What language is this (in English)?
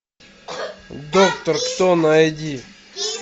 Russian